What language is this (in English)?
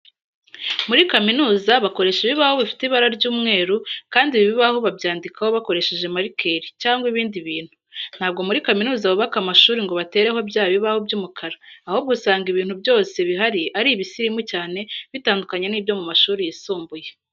Kinyarwanda